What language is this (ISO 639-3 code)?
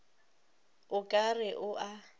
nso